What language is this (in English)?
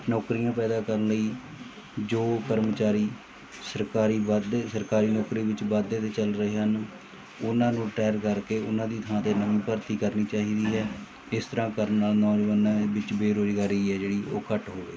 Punjabi